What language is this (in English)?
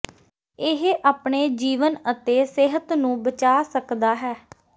Punjabi